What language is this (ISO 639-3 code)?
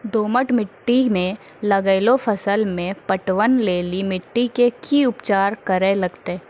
mai